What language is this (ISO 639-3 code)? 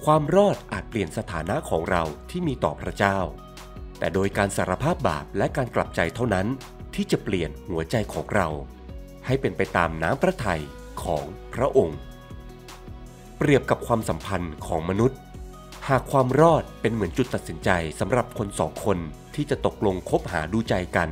tha